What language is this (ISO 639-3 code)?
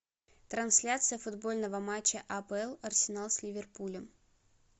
rus